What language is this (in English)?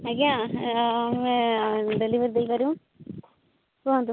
Odia